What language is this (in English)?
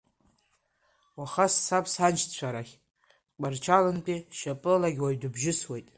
Abkhazian